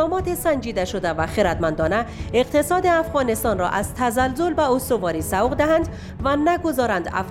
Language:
Persian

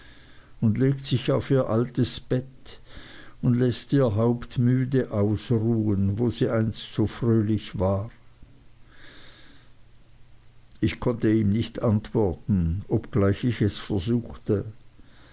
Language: German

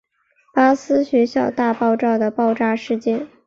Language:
Chinese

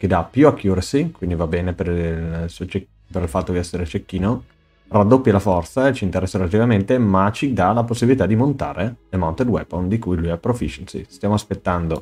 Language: Italian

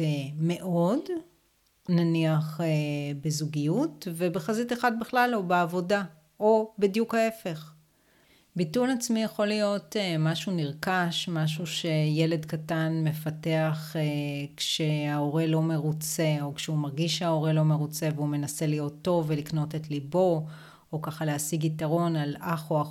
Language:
Hebrew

